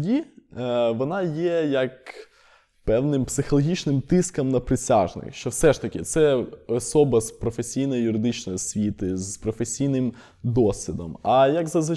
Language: Ukrainian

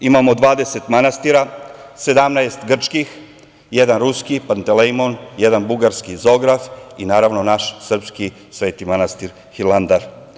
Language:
Serbian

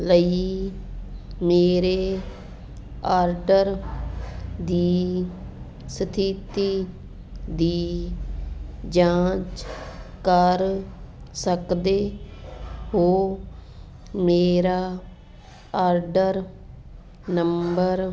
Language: Punjabi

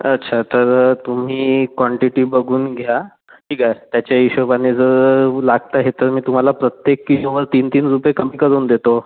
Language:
Marathi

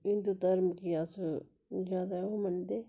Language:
Dogri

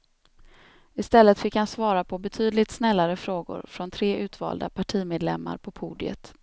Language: Swedish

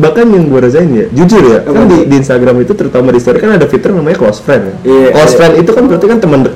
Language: Indonesian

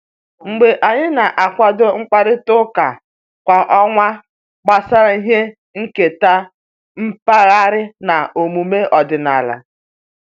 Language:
Igbo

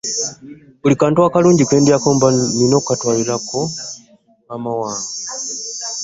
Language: Ganda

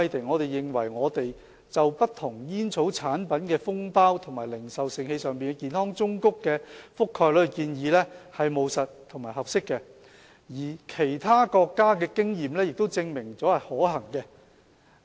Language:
Cantonese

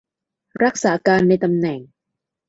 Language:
Thai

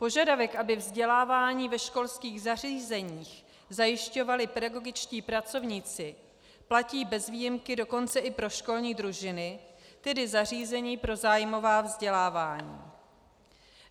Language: Czech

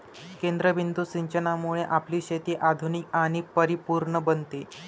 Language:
Marathi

